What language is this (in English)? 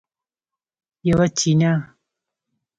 Pashto